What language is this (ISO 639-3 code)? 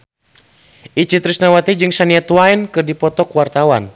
sun